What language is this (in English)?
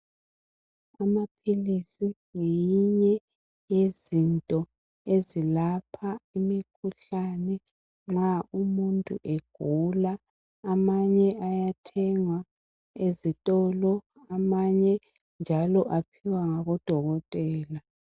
North Ndebele